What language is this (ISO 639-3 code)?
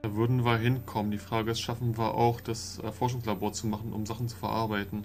deu